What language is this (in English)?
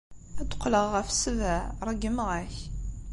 Kabyle